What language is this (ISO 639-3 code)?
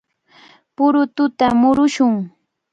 qvl